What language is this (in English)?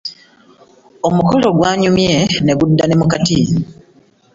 Ganda